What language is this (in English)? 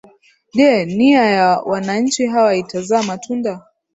Swahili